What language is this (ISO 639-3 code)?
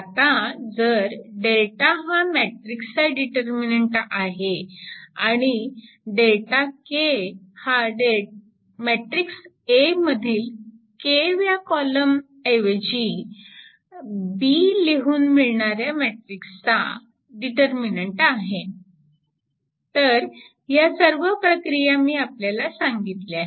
mar